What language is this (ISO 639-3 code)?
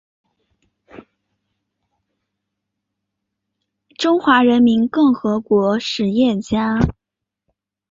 zho